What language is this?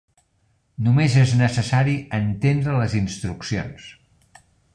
Catalan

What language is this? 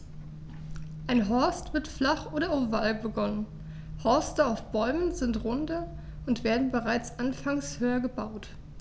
German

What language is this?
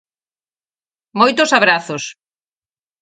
Galician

